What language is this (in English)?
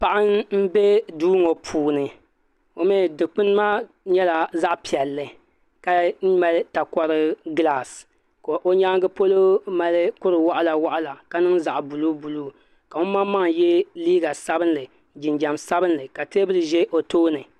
Dagbani